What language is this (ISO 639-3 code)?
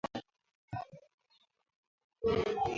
swa